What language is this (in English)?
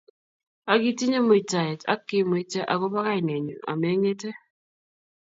Kalenjin